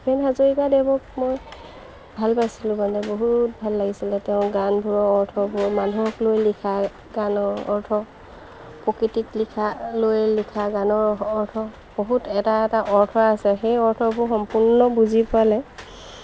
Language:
Assamese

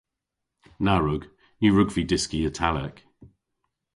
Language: Cornish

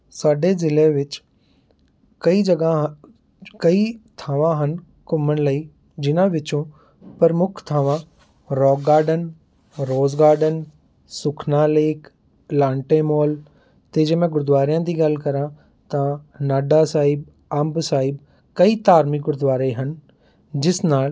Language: Punjabi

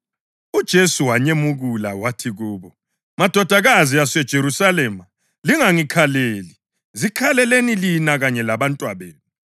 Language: North Ndebele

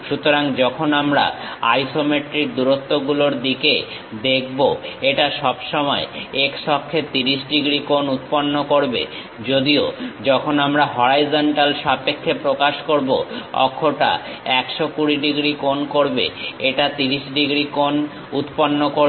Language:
Bangla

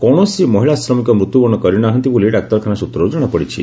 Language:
Odia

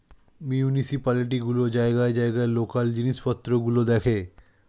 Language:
Bangla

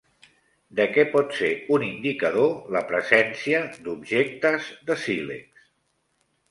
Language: Catalan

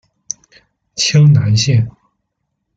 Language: Chinese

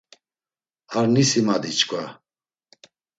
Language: Laz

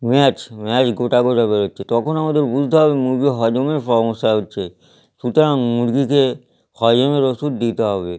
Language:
Bangla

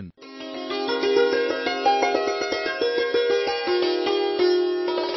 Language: Assamese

